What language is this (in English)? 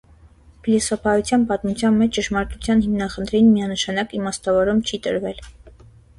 Armenian